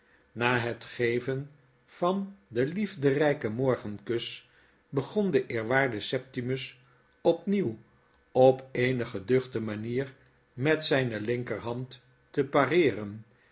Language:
Dutch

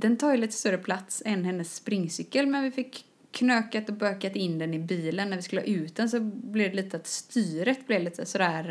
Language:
Swedish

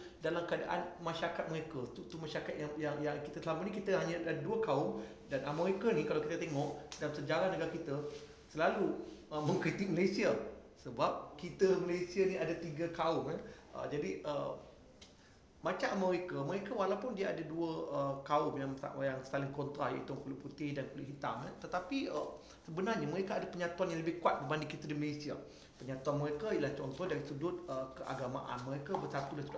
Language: Malay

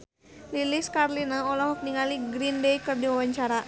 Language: Sundanese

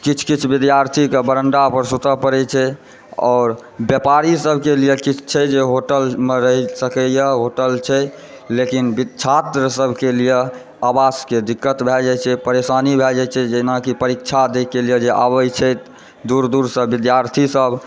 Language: Maithili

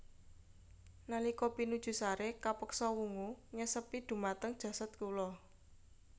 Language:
Javanese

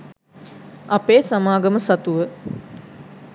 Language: Sinhala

